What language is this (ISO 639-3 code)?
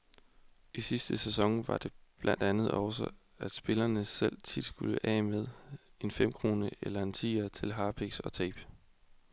dan